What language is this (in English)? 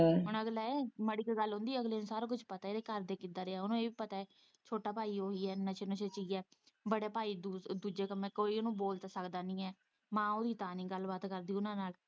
Punjabi